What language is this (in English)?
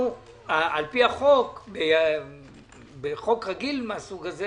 Hebrew